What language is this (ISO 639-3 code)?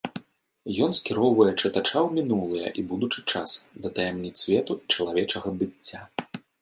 bel